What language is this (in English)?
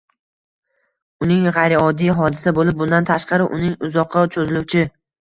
Uzbek